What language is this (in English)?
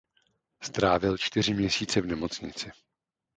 Czech